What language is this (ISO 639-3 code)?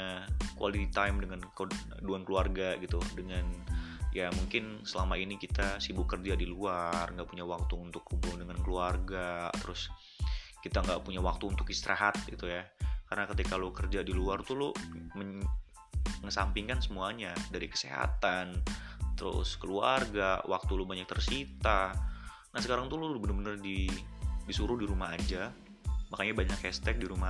ind